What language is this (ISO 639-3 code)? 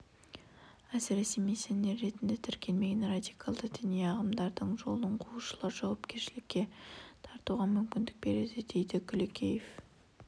kaz